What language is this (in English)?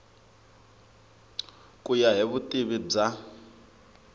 Tsonga